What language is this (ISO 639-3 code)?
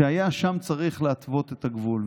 heb